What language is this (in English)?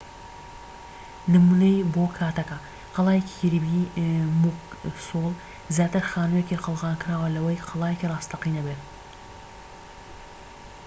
Central Kurdish